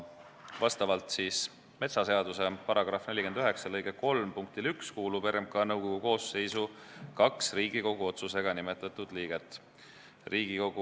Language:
Estonian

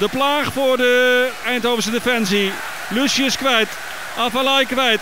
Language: Dutch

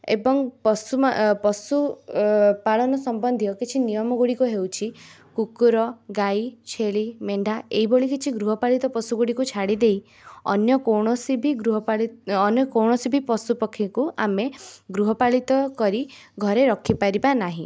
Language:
Odia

